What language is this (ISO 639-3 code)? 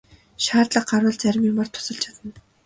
mon